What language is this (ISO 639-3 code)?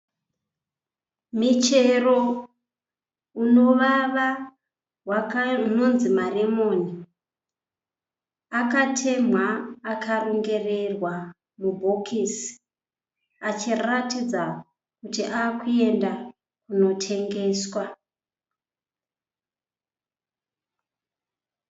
sna